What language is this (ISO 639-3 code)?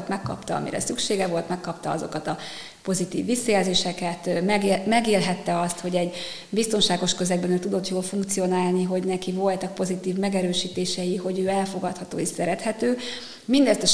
hun